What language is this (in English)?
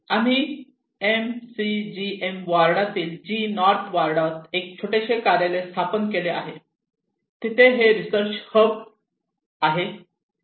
Marathi